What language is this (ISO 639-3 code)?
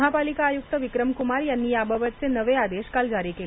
mar